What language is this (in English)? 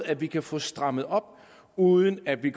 Danish